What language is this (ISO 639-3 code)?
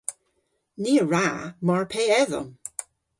cor